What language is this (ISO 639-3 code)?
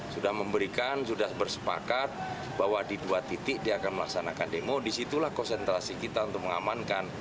ind